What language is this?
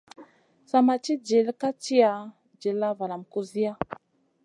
Masana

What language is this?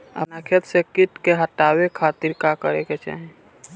Bhojpuri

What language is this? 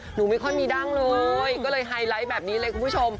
Thai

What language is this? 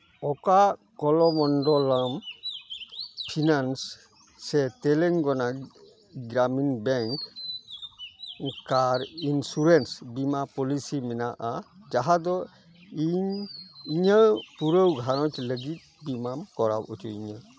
Santali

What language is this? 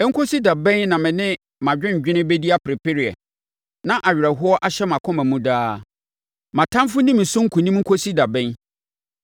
Akan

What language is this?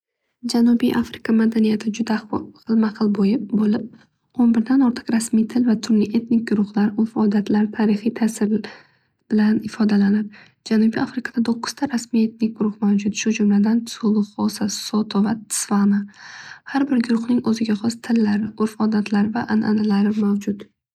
Uzbek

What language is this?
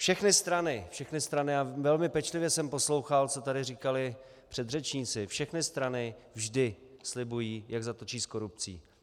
Czech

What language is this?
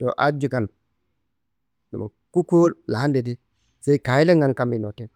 Kanembu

